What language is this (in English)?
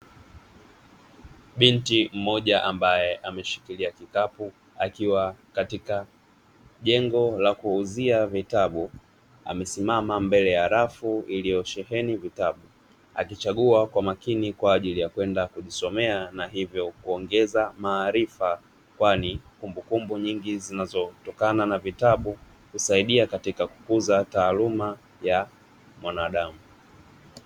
Swahili